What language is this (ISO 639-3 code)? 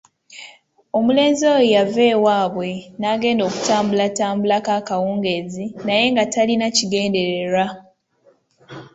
lug